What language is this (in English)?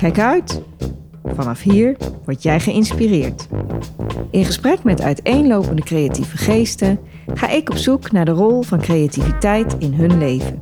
Dutch